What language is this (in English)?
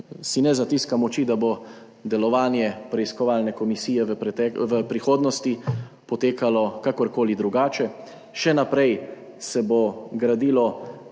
Slovenian